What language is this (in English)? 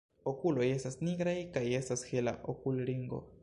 Esperanto